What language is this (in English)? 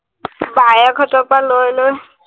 Assamese